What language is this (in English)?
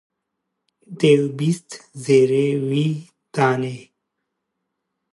Kurdish